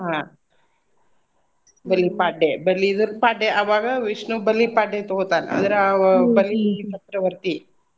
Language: Kannada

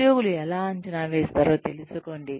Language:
Telugu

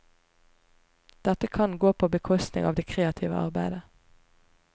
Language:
Norwegian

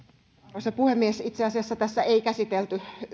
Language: Finnish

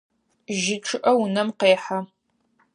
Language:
Adyghe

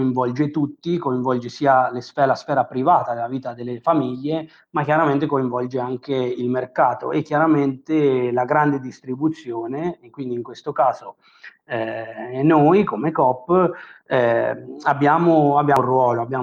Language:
Italian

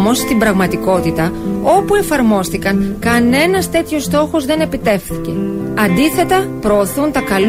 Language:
Greek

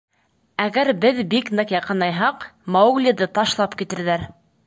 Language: Bashkir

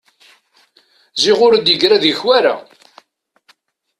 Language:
Kabyle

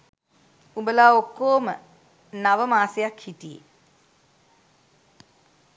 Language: Sinhala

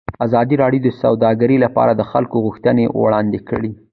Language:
Pashto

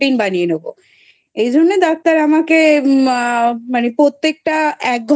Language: Bangla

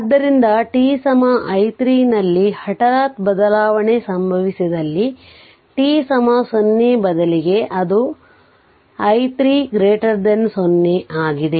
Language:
Kannada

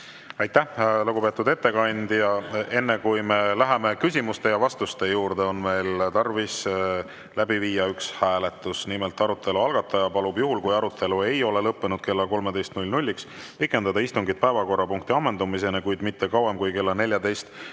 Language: Estonian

